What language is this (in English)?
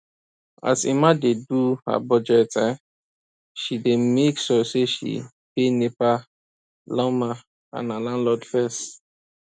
Nigerian Pidgin